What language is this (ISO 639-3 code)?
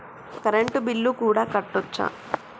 tel